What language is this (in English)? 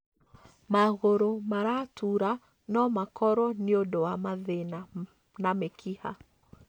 Kikuyu